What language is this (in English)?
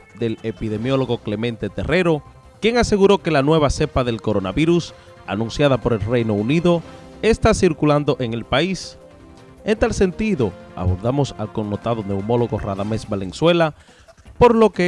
Spanish